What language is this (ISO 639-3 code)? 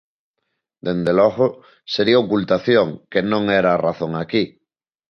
glg